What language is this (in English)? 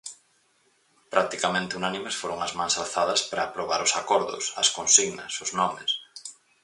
Galician